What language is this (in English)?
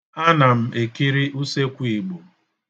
Igbo